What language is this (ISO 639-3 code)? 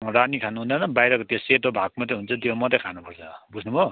nep